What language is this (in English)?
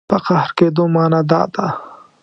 Pashto